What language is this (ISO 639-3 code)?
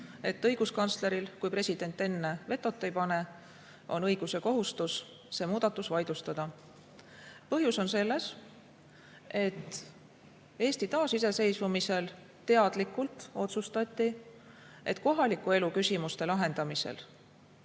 est